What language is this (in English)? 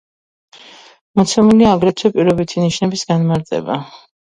Georgian